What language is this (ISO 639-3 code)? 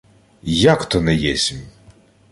ukr